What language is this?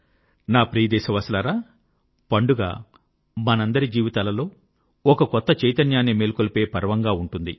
Telugu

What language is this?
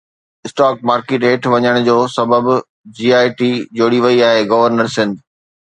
Sindhi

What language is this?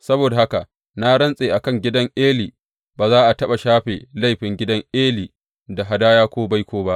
Hausa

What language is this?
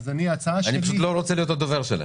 Hebrew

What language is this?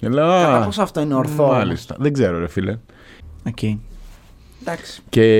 Greek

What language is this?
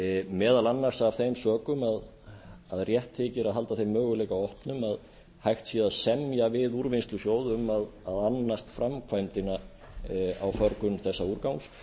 Icelandic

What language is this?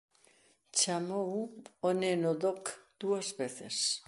Galician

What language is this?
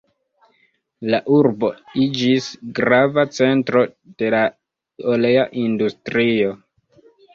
Esperanto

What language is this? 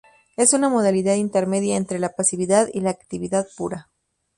Spanish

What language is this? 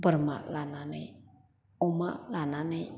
Bodo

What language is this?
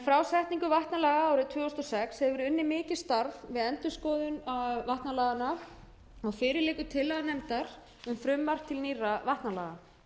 Icelandic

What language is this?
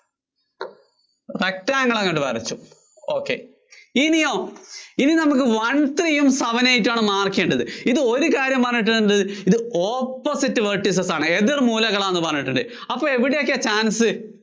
Malayalam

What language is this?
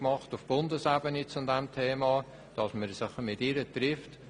Swiss German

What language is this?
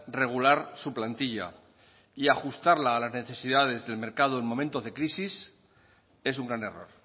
Spanish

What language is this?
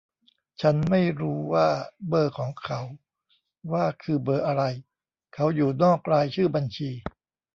Thai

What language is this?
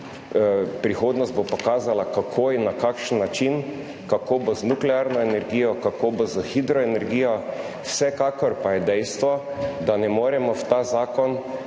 Slovenian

